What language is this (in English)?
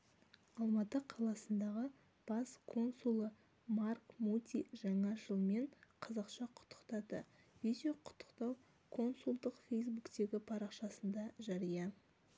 Kazakh